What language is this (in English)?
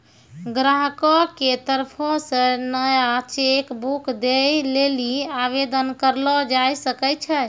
Maithili